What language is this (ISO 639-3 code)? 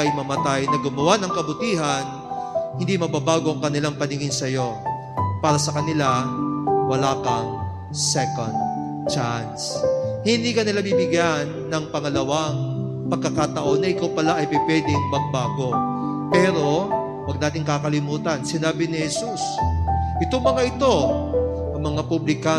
fil